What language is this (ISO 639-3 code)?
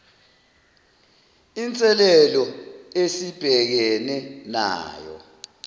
zul